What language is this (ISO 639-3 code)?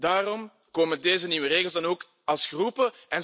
nld